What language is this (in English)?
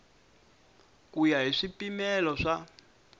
Tsonga